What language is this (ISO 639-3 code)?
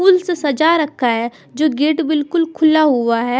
hin